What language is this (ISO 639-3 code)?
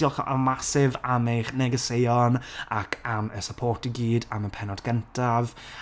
cym